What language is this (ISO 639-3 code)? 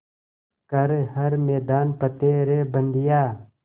hin